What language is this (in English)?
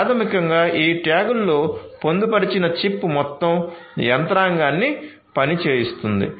Telugu